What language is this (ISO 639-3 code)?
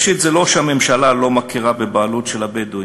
heb